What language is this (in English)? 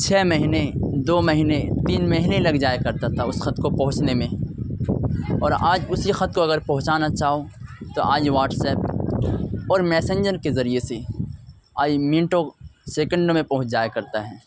Urdu